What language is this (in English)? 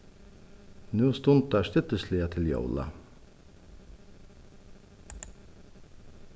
Faroese